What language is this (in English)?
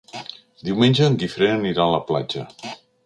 Catalan